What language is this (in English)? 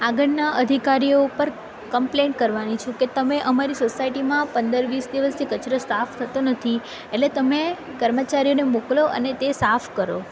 Gujarati